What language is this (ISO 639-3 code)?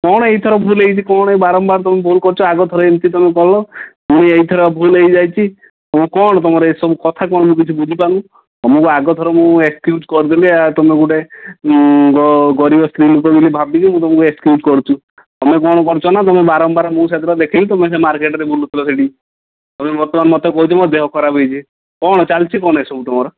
ori